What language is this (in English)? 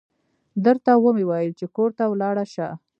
Pashto